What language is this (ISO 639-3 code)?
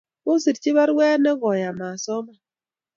kln